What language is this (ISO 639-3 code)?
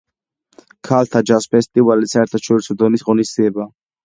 kat